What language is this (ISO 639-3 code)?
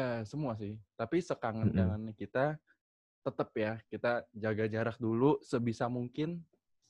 ind